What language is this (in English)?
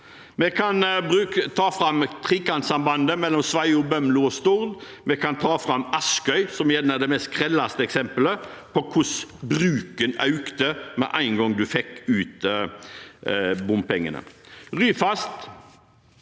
Norwegian